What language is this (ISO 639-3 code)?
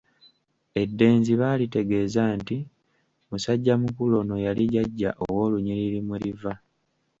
lug